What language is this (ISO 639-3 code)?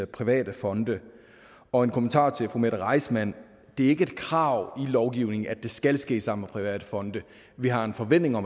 dan